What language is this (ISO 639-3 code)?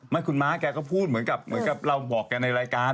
tha